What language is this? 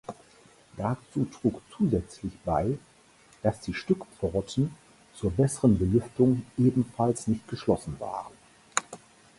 German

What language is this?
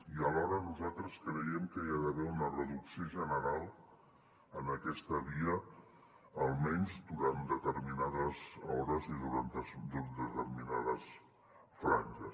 Catalan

